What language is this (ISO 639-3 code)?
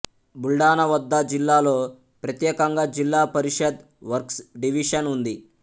tel